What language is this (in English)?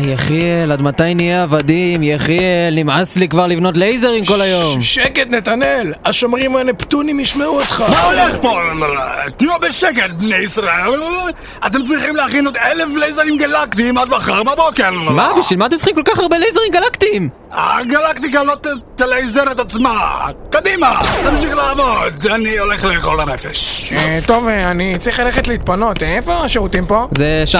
Hebrew